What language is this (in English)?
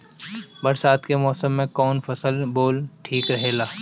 Bhojpuri